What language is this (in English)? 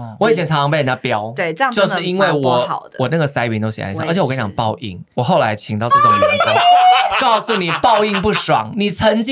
Chinese